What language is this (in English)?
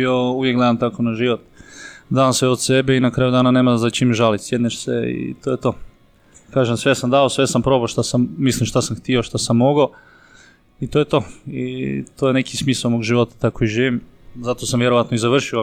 Croatian